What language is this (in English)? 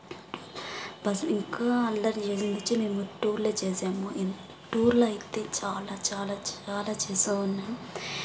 Telugu